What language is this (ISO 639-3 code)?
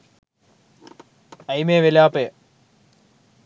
sin